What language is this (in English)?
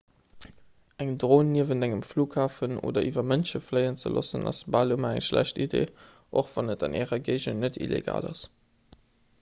Luxembourgish